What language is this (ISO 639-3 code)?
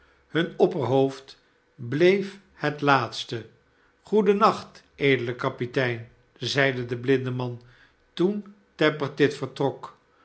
nld